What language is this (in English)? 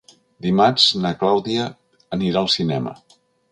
Catalan